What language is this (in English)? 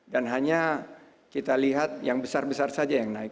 Indonesian